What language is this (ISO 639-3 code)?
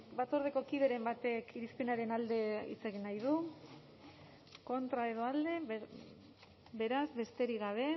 eus